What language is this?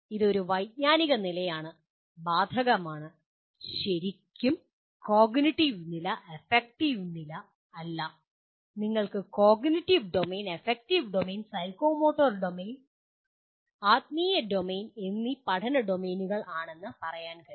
Malayalam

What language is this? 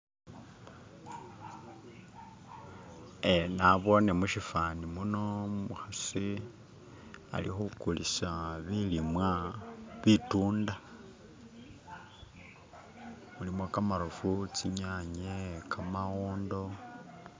Masaaba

